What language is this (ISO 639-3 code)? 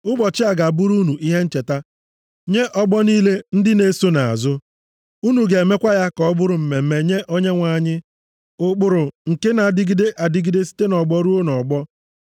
ibo